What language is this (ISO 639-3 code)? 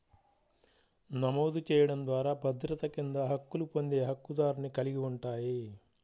tel